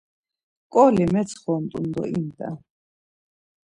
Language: Laz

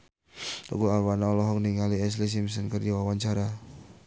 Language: Sundanese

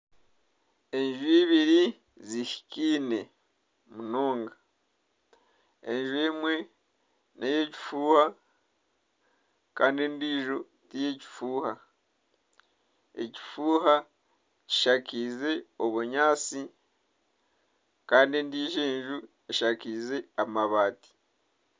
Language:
Nyankole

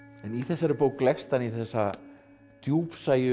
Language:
Icelandic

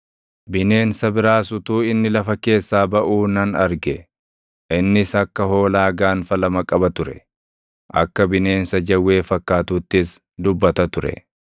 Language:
Oromo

